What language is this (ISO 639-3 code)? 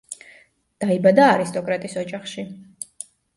kat